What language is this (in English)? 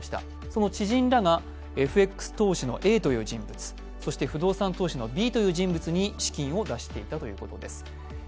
Japanese